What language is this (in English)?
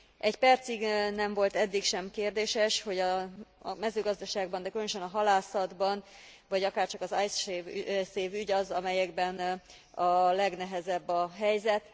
Hungarian